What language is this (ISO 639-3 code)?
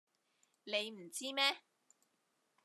yue